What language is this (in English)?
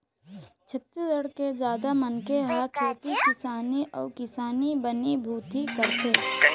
Chhattisgarhi